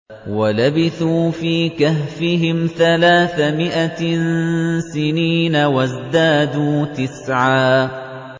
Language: Arabic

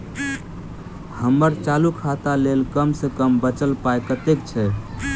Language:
Maithili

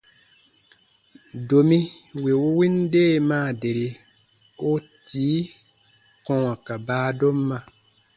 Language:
Baatonum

